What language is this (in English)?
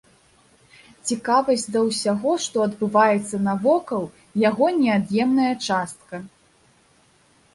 Belarusian